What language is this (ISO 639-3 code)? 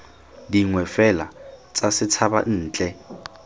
tsn